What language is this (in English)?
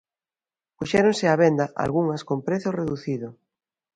Galician